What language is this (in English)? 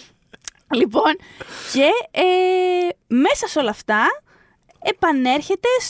Greek